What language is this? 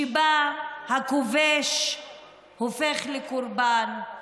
Hebrew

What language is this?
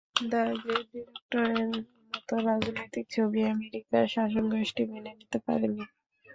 Bangla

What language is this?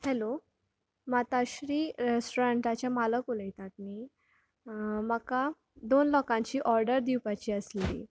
Konkani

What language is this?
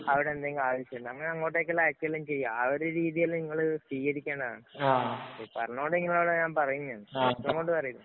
Malayalam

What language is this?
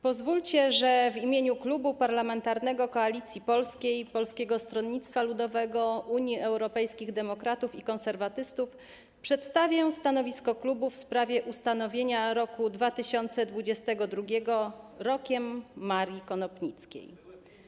Polish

